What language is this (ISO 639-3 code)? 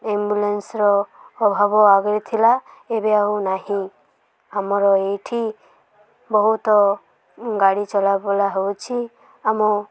ori